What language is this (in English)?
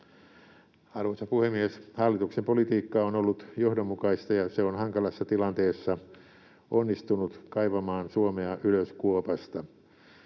Finnish